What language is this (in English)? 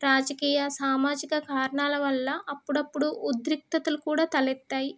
Telugu